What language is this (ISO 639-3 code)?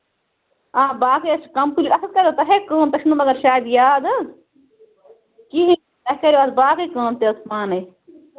kas